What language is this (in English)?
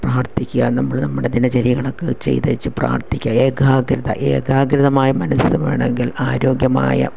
Malayalam